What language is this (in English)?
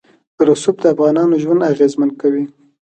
Pashto